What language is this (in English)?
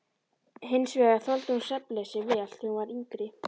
Icelandic